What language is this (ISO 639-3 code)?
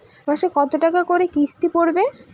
ben